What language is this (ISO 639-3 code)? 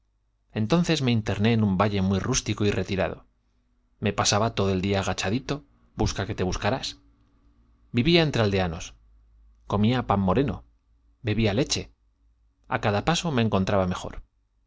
spa